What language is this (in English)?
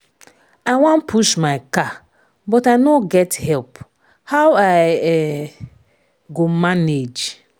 Nigerian Pidgin